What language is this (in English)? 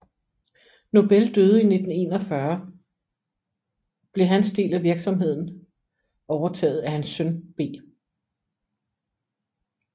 Danish